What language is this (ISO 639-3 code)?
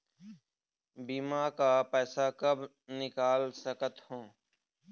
hne